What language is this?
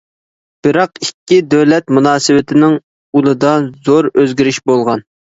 Uyghur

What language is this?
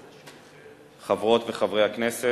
Hebrew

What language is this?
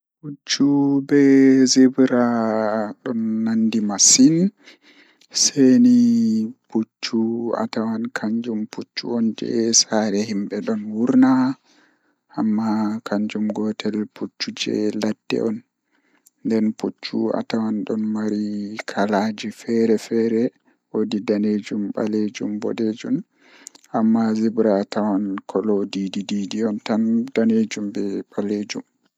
Fula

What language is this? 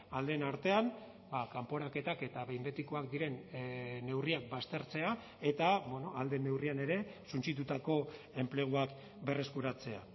Basque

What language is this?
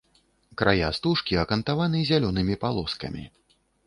Belarusian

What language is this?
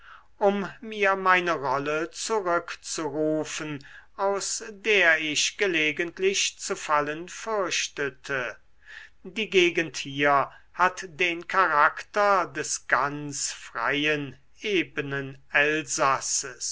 German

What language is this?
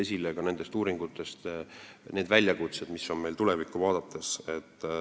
Estonian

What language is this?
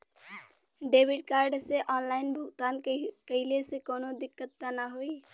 Bhojpuri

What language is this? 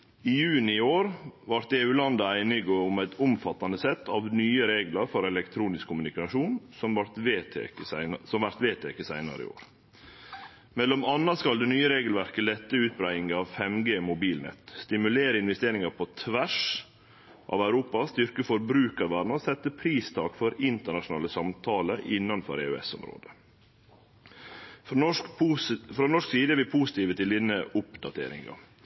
Norwegian Nynorsk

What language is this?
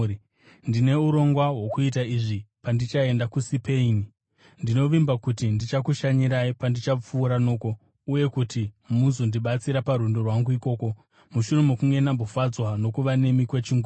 Shona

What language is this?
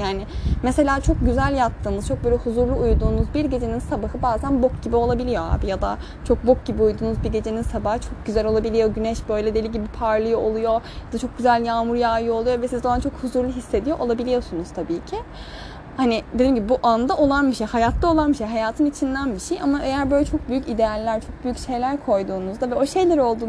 Turkish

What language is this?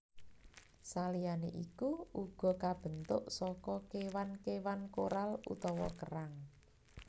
Javanese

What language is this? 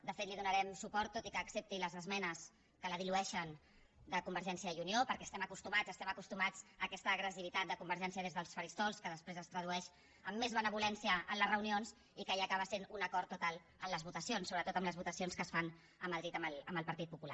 Catalan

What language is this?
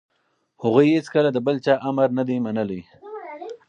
Pashto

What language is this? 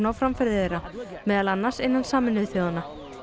Icelandic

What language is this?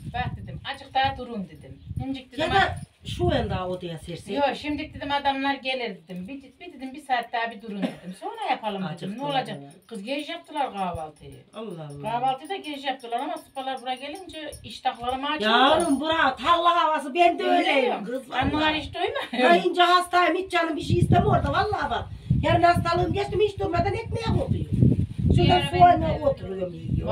Turkish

